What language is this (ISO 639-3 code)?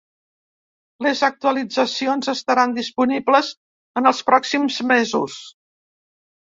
cat